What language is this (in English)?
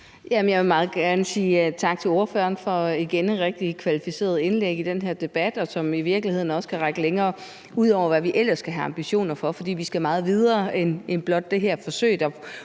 Danish